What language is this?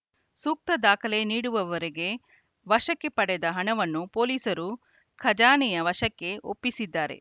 Kannada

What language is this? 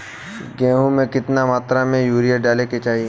Bhojpuri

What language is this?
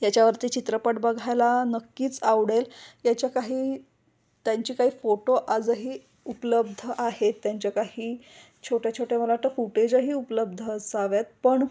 Marathi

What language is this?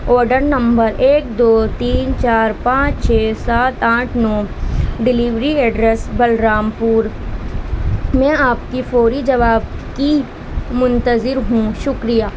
Urdu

